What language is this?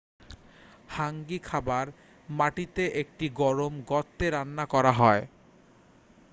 Bangla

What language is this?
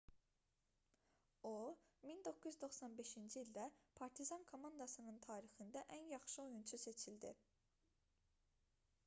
Azerbaijani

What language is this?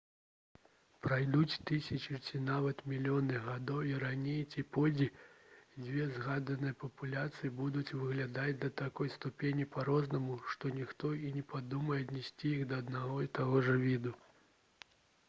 Belarusian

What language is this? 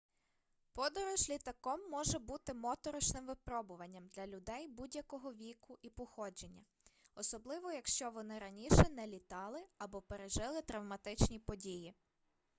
Ukrainian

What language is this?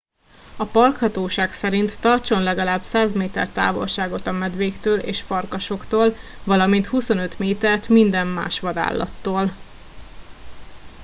Hungarian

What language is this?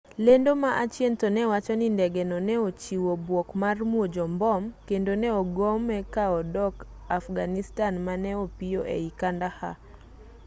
Luo (Kenya and Tanzania)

